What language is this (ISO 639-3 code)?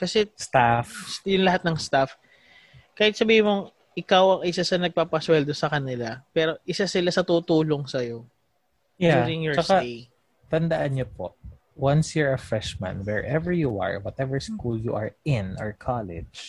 fil